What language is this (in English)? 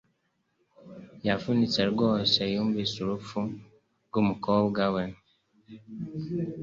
Kinyarwanda